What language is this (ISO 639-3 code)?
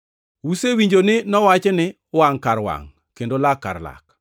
luo